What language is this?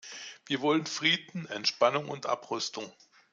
German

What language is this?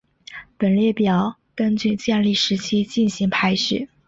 Chinese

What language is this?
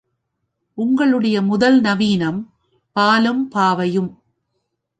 Tamil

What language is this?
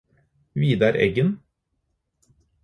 Norwegian Bokmål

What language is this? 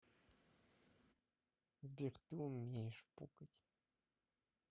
Russian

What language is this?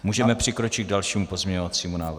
Czech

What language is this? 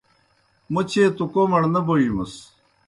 Kohistani Shina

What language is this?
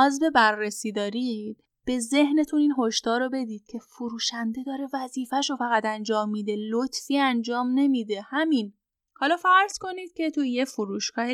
Persian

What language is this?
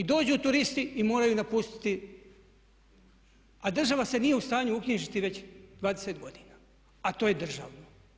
Croatian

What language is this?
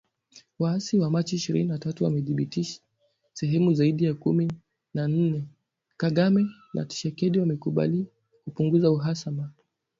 Swahili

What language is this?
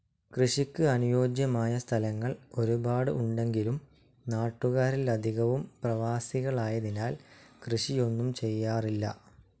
Malayalam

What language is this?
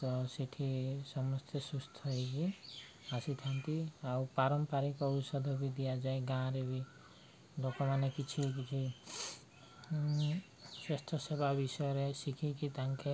Odia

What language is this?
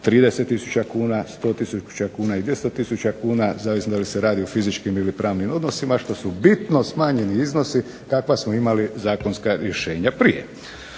Croatian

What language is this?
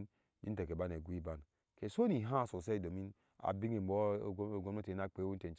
Ashe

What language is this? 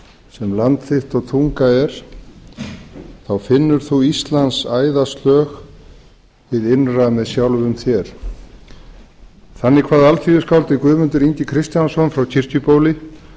Icelandic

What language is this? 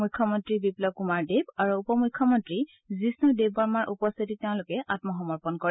Assamese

